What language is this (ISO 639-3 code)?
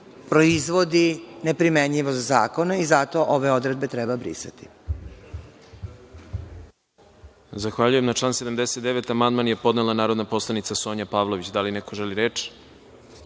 srp